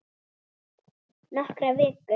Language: Icelandic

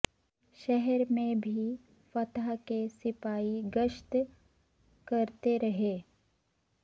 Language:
Urdu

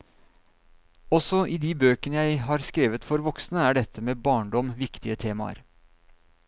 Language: Norwegian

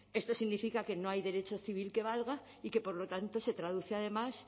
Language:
Spanish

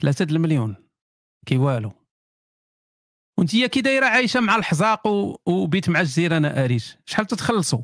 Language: Arabic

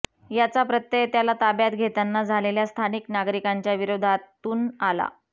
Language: Marathi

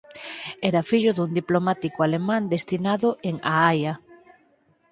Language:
Galician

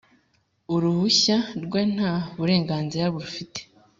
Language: Kinyarwanda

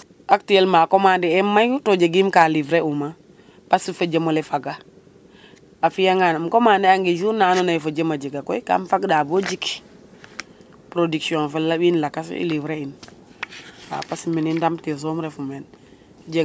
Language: Serer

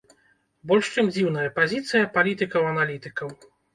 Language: Belarusian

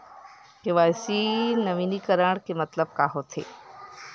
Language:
Chhattisgarhi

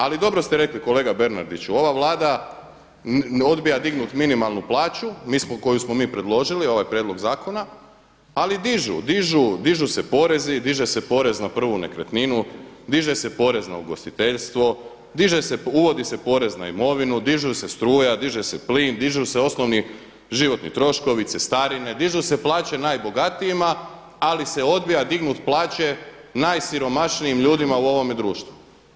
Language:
Croatian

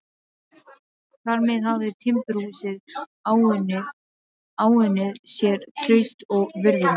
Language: Icelandic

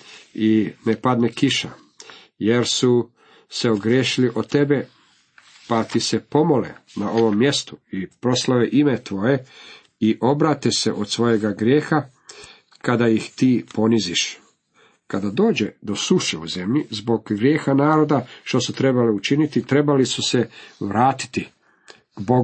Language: Croatian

